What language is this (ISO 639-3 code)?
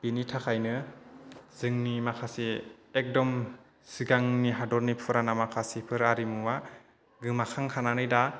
brx